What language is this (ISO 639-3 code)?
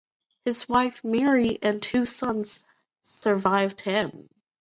eng